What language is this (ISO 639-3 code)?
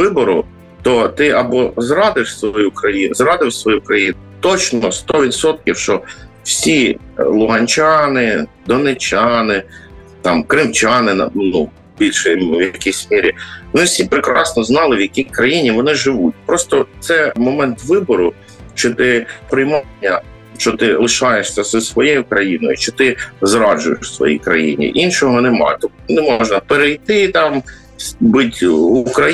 ukr